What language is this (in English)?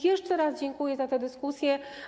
Polish